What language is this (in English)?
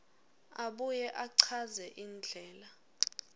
Swati